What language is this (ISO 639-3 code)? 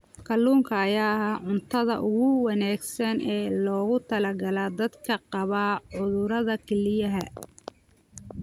som